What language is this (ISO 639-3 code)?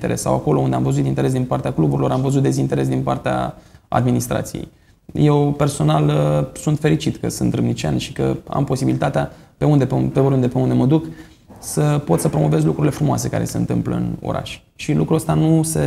ron